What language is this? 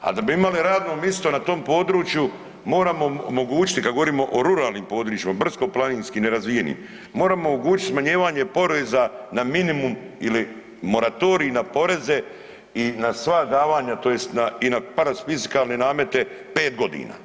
Croatian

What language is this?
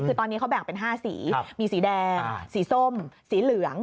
Thai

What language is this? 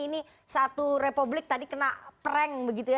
Indonesian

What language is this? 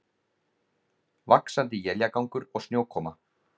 Icelandic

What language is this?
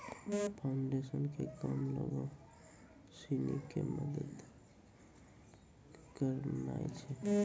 Maithili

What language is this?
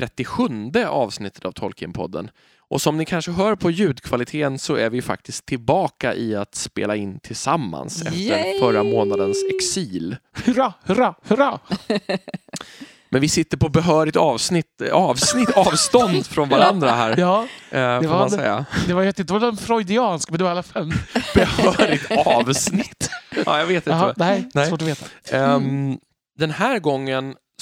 Swedish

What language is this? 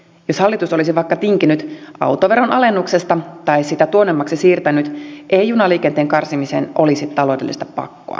Finnish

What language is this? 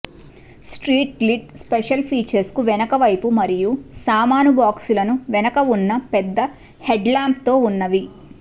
Telugu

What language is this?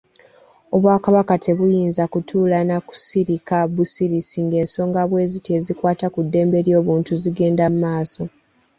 Ganda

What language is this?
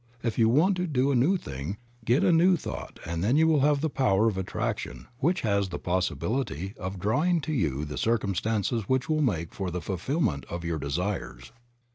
English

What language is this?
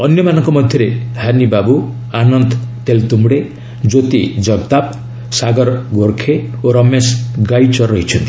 Odia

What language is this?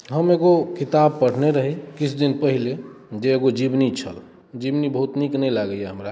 Maithili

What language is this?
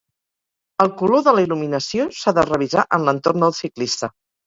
Catalan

